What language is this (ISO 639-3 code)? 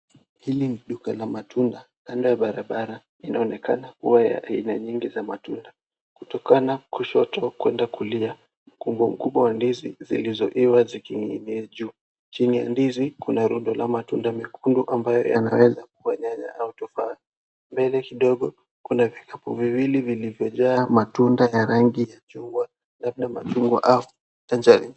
swa